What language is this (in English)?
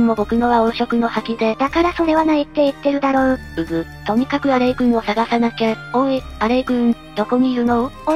Japanese